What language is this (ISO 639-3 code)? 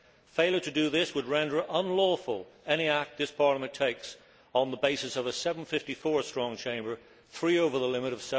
eng